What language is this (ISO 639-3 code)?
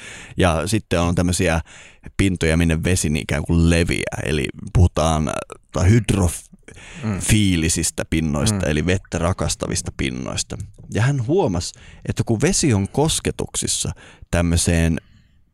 fin